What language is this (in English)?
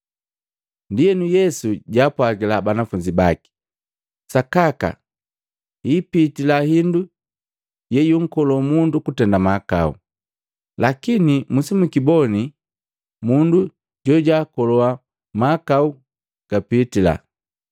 Matengo